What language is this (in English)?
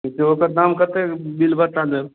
Maithili